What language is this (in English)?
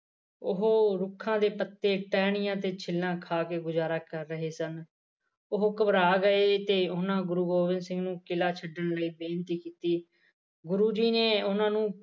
Punjabi